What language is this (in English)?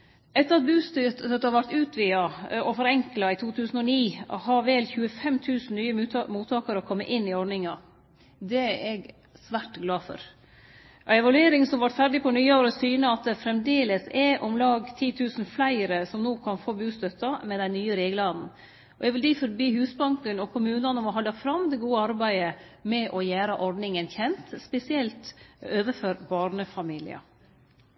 Norwegian Nynorsk